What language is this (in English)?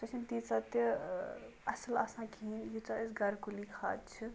Kashmiri